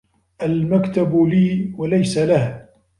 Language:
Arabic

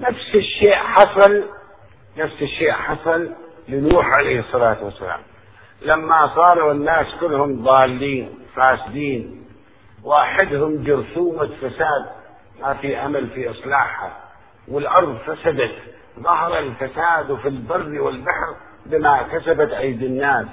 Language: Arabic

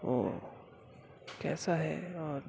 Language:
Urdu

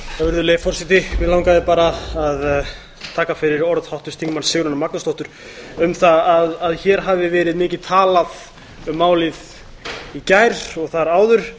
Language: Icelandic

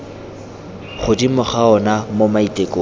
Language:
Tswana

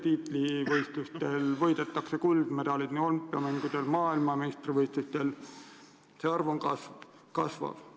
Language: Estonian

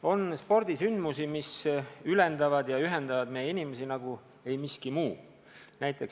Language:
Estonian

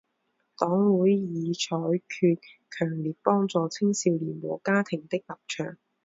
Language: Chinese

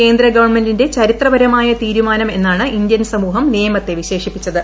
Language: Malayalam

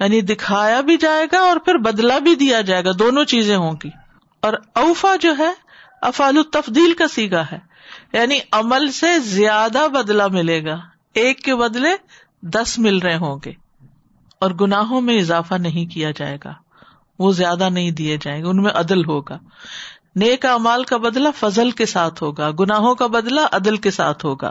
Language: Urdu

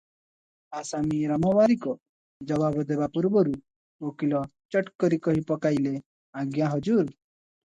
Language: Odia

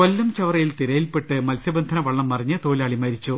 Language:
Malayalam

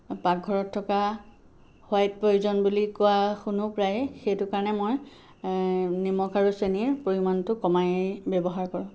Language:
Assamese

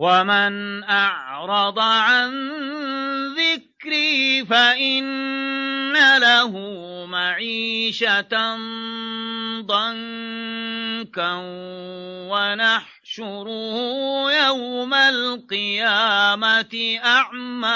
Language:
Arabic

